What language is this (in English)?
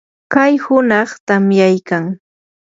Yanahuanca Pasco Quechua